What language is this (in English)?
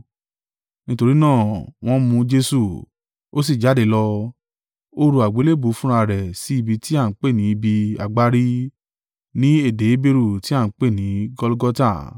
Yoruba